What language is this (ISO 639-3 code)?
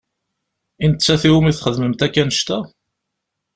kab